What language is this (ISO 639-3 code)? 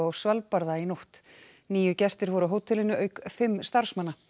isl